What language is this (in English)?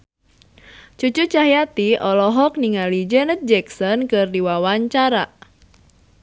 Sundanese